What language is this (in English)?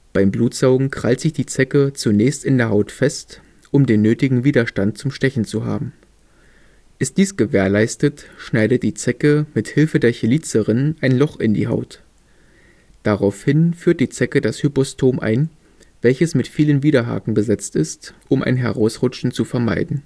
German